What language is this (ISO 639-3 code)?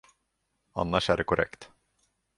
swe